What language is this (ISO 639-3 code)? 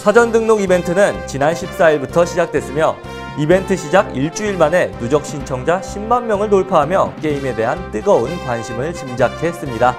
kor